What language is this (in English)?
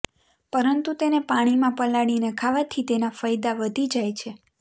Gujarati